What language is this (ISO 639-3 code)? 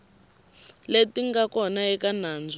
tso